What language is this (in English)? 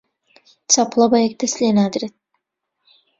Central Kurdish